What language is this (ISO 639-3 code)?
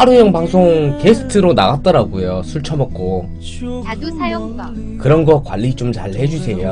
kor